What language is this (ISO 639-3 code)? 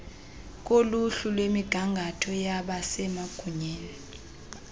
xho